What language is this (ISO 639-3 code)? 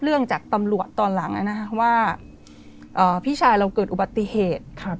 tha